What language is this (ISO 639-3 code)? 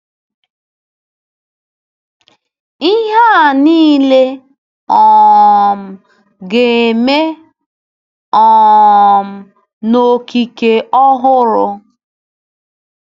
ibo